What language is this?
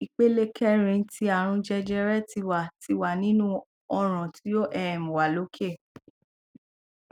Yoruba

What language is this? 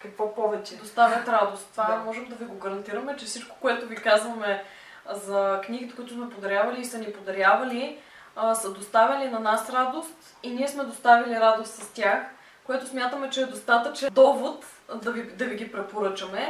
Bulgarian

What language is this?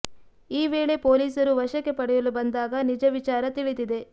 Kannada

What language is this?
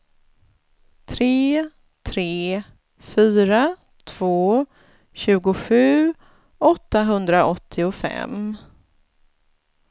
Swedish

